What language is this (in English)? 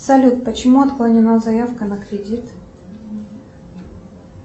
Russian